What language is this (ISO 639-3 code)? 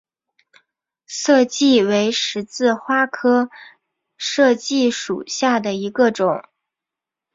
zho